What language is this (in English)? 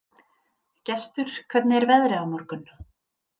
Icelandic